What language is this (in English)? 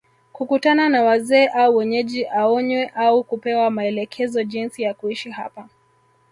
Swahili